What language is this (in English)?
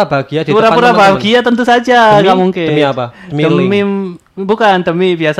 Indonesian